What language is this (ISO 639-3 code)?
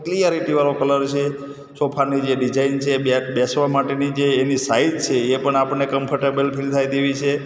guj